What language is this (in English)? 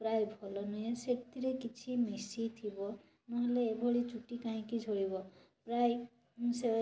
Odia